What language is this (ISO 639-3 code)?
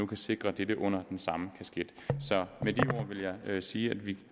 dan